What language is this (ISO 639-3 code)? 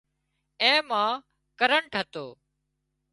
kxp